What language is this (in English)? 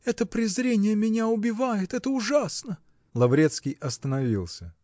Russian